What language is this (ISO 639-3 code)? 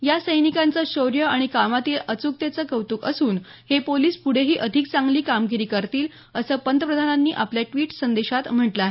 mar